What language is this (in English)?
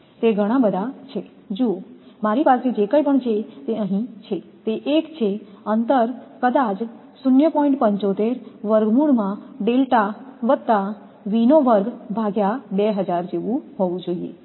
Gujarati